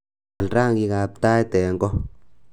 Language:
Kalenjin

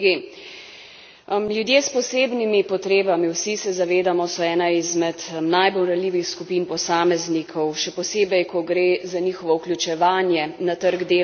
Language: Slovenian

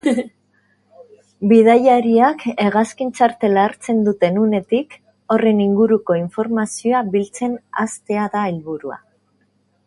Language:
Basque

